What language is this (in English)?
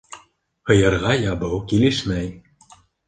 Bashkir